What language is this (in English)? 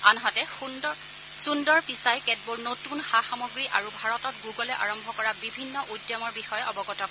Assamese